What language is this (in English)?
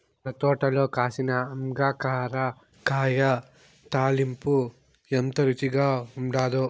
Telugu